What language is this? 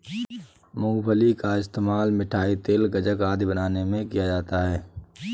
Hindi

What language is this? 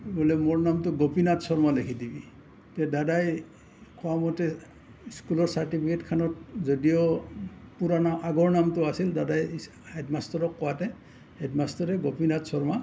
Assamese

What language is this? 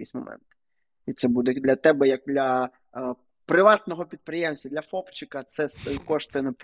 Ukrainian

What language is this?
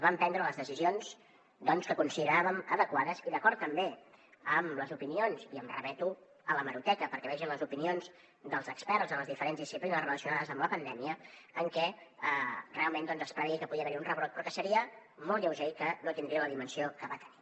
Catalan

